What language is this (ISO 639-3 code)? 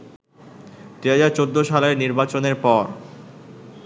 ben